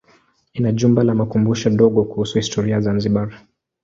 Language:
Swahili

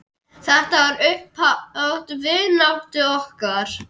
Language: Icelandic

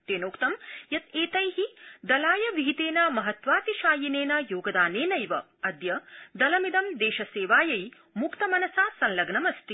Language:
Sanskrit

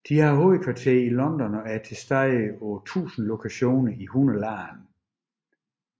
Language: Danish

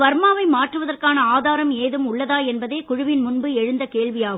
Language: Tamil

